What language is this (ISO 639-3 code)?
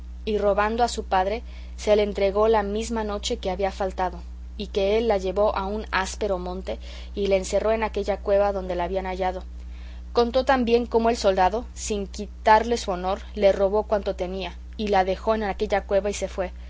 spa